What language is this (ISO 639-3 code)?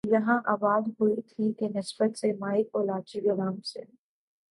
urd